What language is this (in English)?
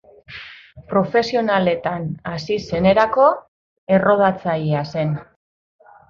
Basque